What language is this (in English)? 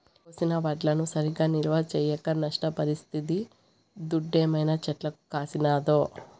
Telugu